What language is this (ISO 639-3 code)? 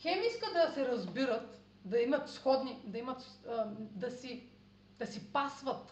bul